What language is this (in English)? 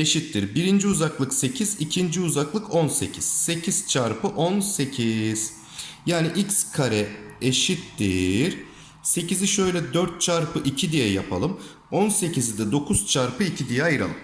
Turkish